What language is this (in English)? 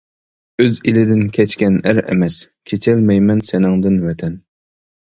Uyghur